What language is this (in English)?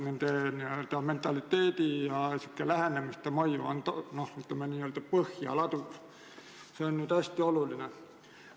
Estonian